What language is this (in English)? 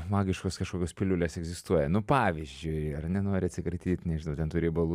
Lithuanian